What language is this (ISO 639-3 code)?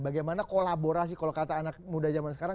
ind